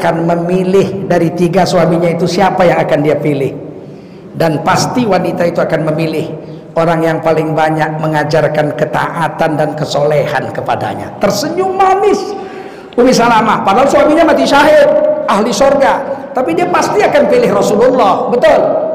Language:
Indonesian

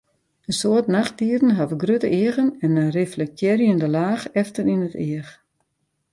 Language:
Western Frisian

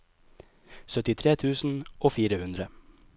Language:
Norwegian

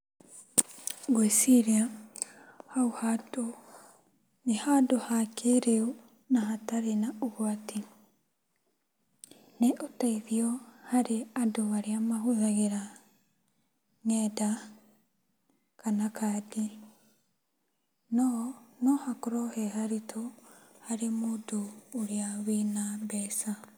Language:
Kikuyu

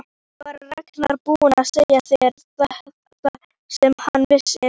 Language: Icelandic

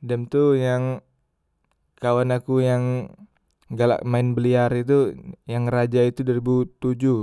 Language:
Musi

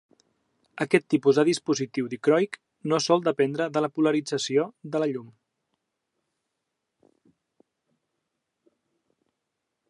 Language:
Catalan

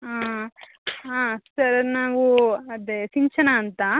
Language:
Kannada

